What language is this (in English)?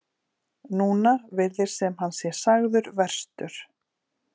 Icelandic